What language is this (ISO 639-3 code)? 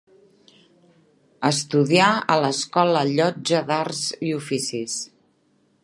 cat